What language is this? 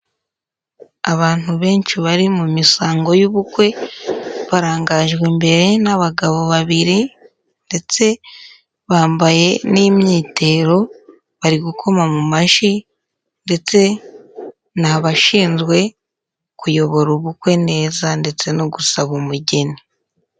Kinyarwanda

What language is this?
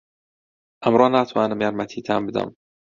Central Kurdish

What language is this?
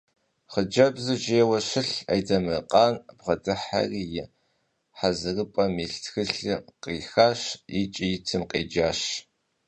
Kabardian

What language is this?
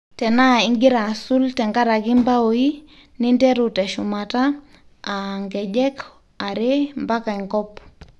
Masai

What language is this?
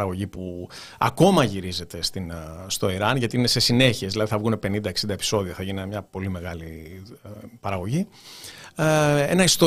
Greek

